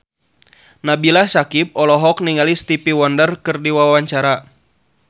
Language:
Sundanese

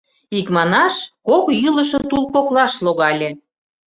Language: Mari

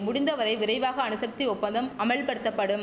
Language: Tamil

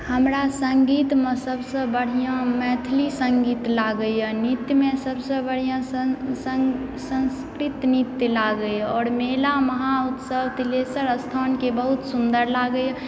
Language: Maithili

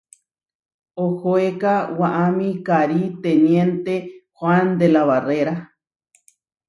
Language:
Huarijio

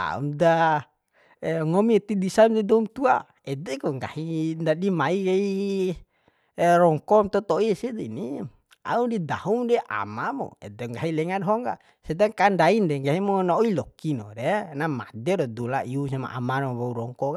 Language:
Bima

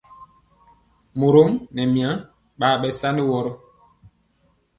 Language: Mpiemo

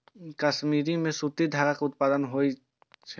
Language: Maithili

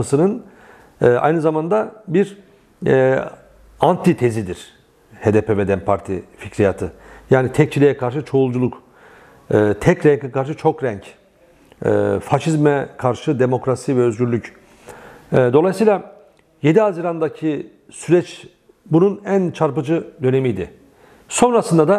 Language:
Turkish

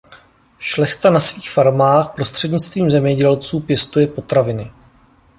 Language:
Czech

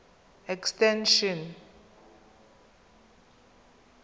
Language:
Tswana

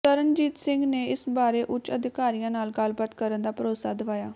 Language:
Punjabi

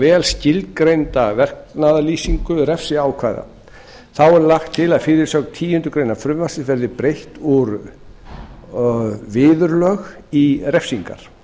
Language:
Icelandic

